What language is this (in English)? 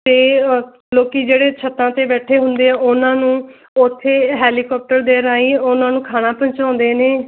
Punjabi